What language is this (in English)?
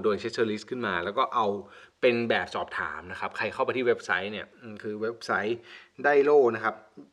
Thai